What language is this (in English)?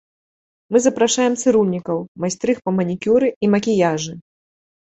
Belarusian